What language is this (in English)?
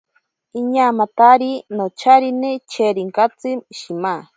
Ashéninka Perené